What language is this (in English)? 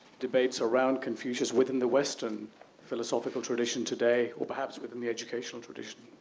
English